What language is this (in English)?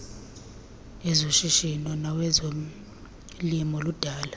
Xhosa